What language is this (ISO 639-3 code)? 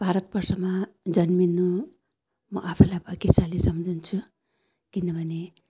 nep